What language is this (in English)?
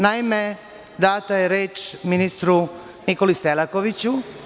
Serbian